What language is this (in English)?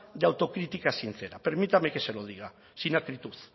Spanish